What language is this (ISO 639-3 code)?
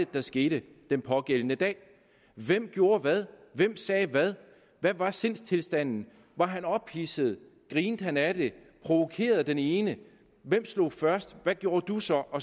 dan